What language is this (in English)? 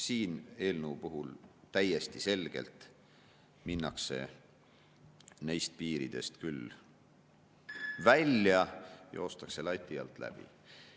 Estonian